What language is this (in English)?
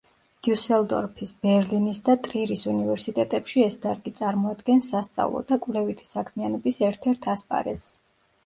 Georgian